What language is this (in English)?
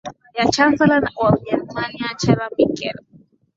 Swahili